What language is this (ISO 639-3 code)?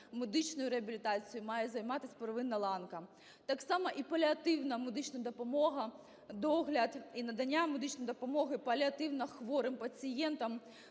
ukr